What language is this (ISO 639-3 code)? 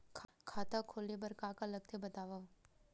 hne